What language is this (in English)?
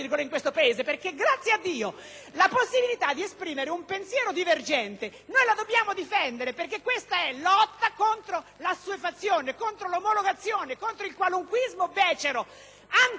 Italian